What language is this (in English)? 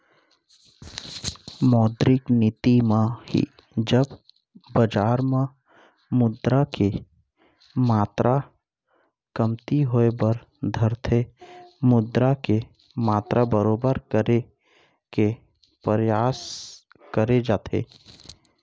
Chhattisgarhi